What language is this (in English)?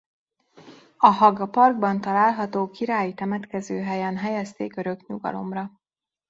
Hungarian